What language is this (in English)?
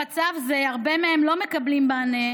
Hebrew